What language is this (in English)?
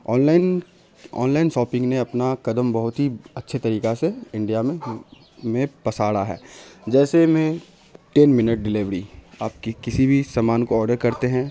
Urdu